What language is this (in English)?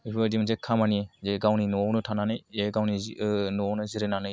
Bodo